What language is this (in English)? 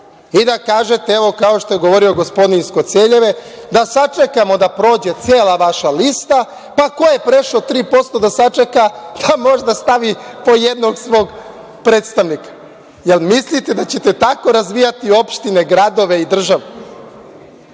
Serbian